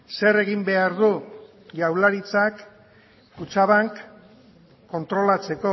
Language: Basque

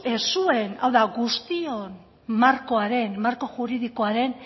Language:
Basque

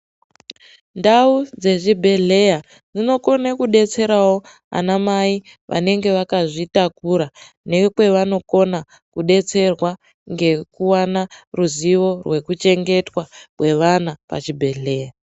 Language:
Ndau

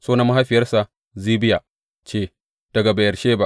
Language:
Hausa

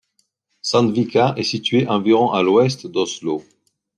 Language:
French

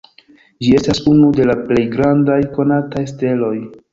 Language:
Esperanto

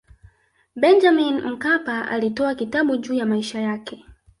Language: Swahili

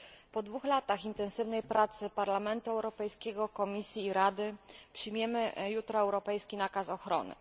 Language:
Polish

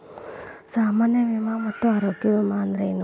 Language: Kannada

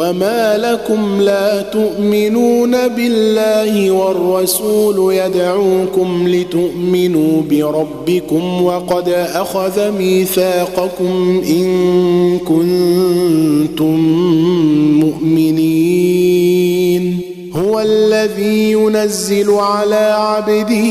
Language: Arabic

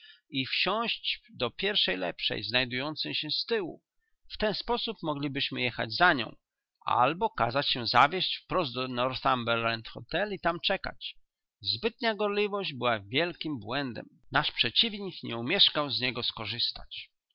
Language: Polish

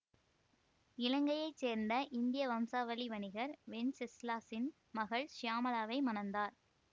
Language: Tamil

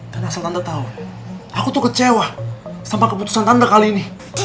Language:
Indonesian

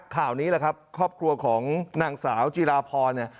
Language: Thai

